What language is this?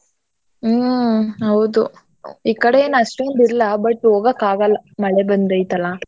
Kannada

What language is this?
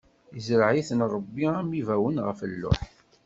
Kabyle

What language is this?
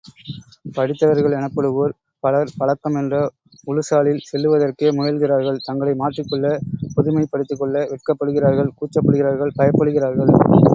Tamil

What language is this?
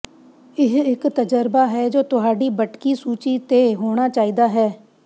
Punjabi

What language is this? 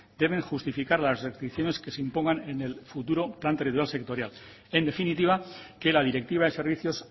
Spanish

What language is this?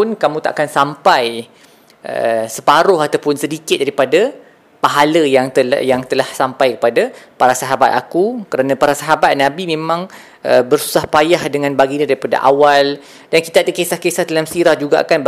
Malay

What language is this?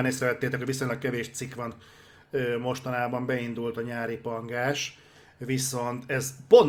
Hungarian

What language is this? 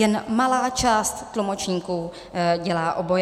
Czech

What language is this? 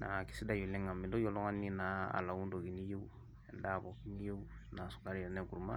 Masai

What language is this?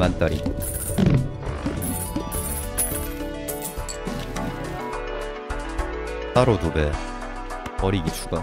Korean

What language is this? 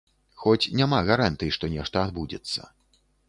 Belarusian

